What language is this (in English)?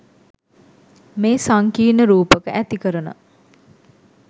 Sinhala